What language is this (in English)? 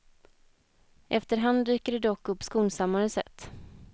Swedish